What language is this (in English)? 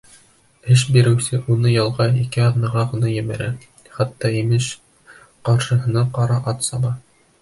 Bashkir